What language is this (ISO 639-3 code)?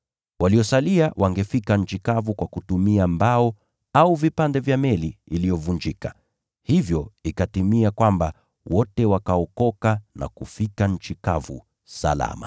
swa